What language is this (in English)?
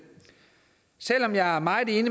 Danish